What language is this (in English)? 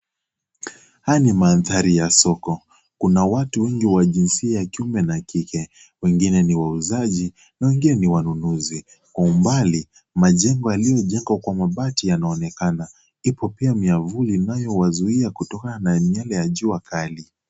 Swahili